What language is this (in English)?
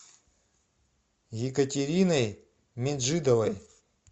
Russian